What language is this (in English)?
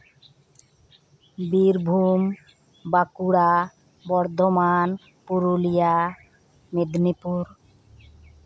Santali